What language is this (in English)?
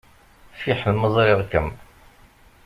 Kabyle